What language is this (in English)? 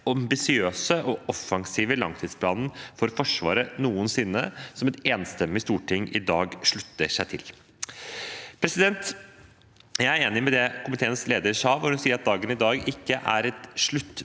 Norwegian